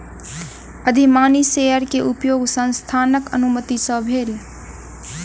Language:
Maithili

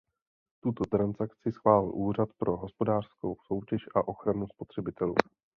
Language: Czech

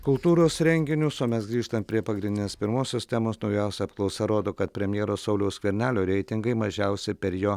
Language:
Lithuanian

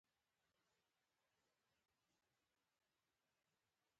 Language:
Pashto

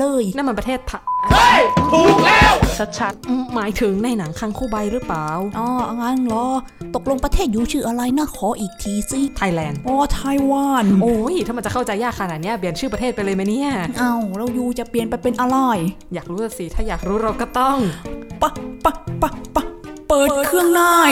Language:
Thai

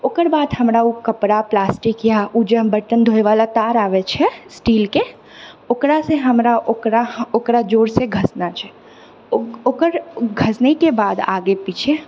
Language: Maithili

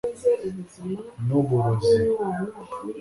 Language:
Kinyarwanda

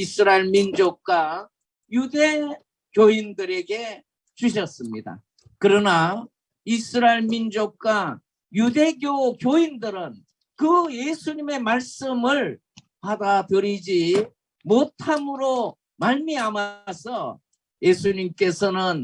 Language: Korean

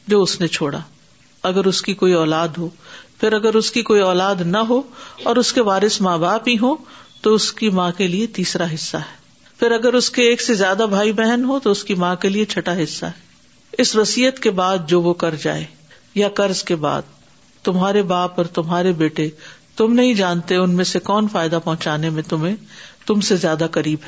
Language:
Urdu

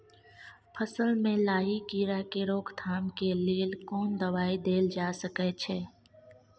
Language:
Maithili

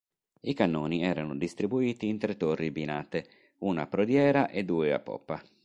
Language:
Italian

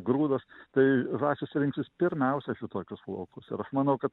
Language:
Lithuanian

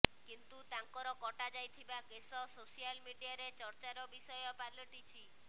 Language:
Odia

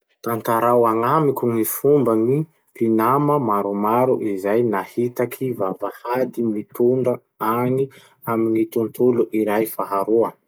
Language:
Masikoro Malagasy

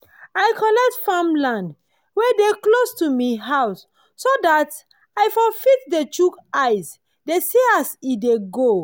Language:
Nigerian Pidgin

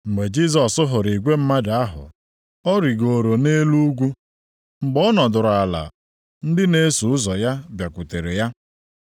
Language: Igbo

